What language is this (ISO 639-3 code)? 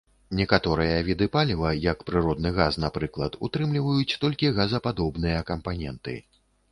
bel